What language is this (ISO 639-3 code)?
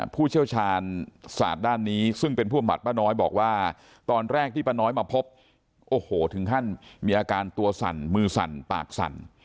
tha